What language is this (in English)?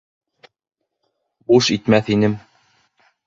Bashkir